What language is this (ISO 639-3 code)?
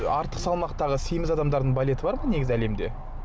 kaz